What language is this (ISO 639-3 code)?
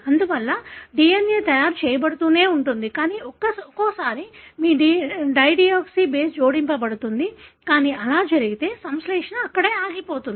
tel